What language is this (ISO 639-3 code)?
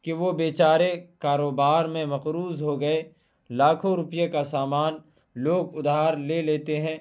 urd